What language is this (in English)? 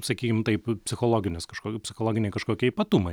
Lithuanian